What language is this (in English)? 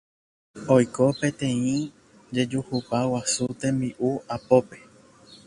Guarani